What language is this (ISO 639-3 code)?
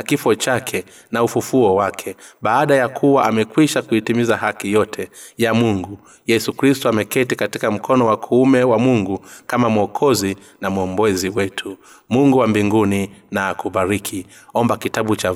swa